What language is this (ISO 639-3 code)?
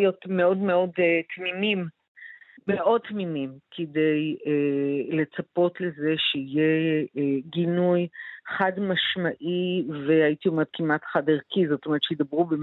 heb